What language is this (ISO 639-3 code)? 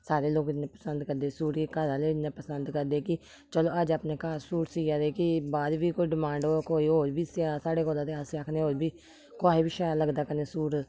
doi